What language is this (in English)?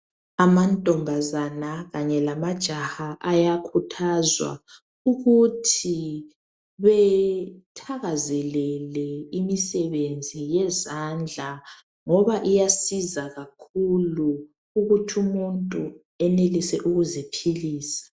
North Ndebele